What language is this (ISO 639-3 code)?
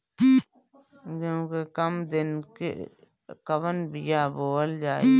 bho